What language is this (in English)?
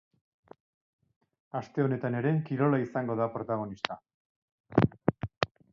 Basque